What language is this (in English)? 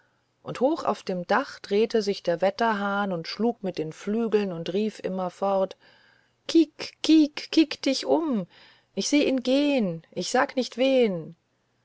German